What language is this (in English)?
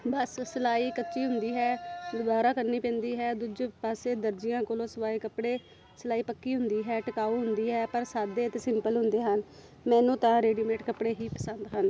Punjabi